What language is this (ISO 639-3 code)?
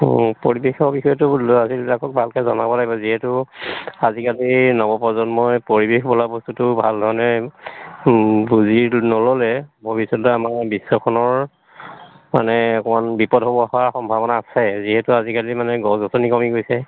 asm